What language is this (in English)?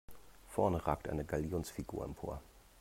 German